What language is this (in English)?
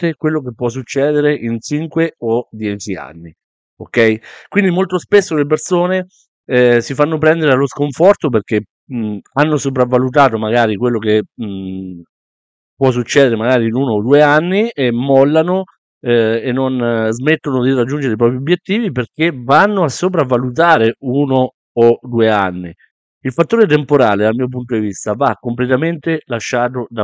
Italian